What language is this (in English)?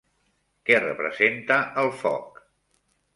Catalan